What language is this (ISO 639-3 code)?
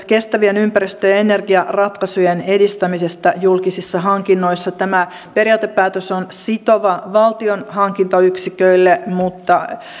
fin